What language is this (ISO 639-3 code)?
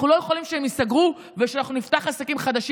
heb